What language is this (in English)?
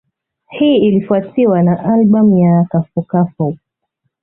Swahili